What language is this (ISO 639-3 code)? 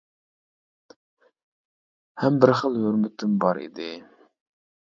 uig